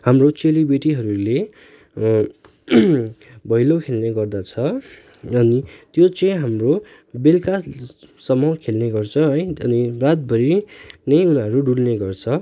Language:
Nepali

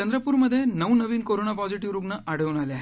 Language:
Marathi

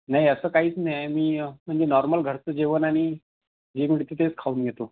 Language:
Marathi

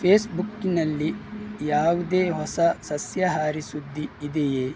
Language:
Kannada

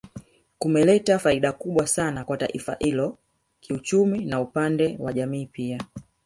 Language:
Swahili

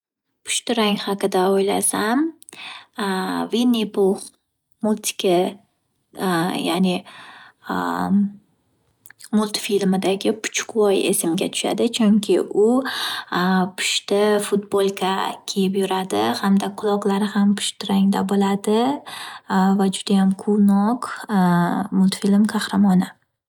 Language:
Uzbek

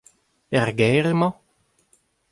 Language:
Breton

